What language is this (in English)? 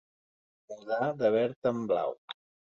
Catalan